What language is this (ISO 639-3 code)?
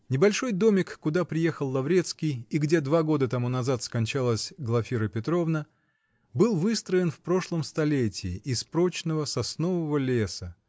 rus